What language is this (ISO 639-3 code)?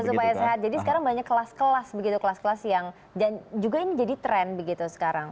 ind